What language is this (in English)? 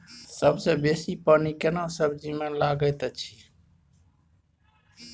Maithili